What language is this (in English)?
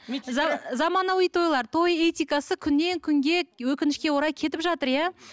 Kazakh